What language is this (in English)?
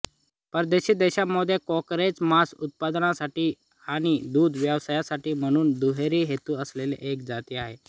Marathi